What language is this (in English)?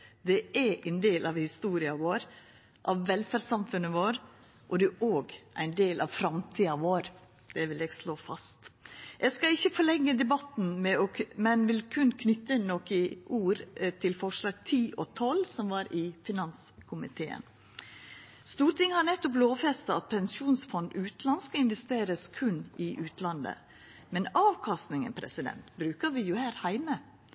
Norwegian Nynorsk